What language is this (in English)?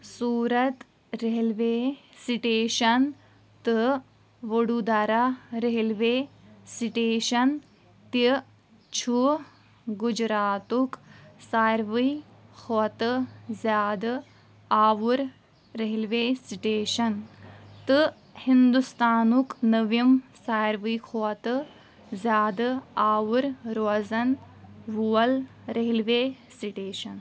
Kashmiri